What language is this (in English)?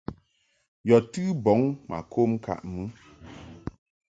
Mungaka